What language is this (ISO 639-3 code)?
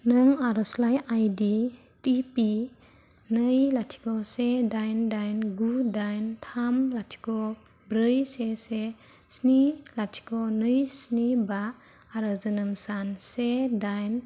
brx